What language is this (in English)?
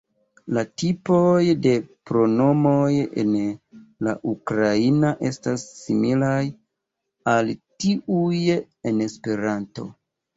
Esperanto